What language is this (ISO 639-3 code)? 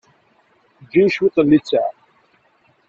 kab